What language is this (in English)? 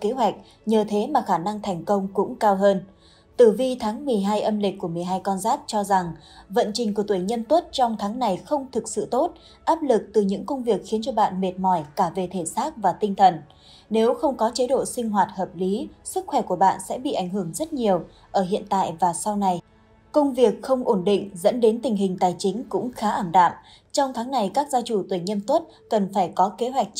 Vietnamese